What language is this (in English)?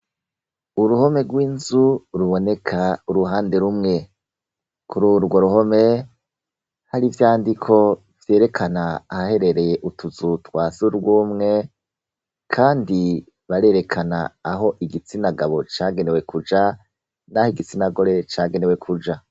Rundi